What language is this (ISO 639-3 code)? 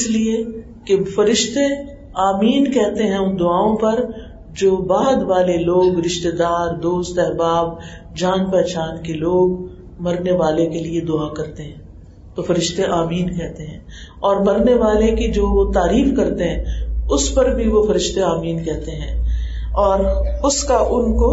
urd